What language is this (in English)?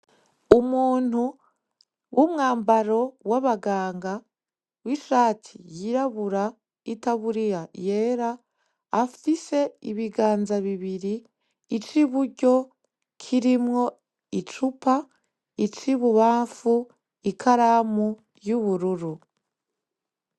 Rundi